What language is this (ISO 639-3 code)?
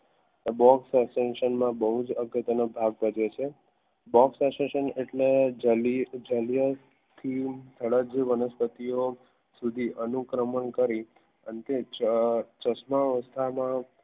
guj